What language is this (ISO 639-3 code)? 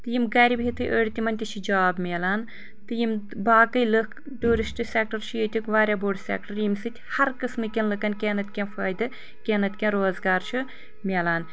kas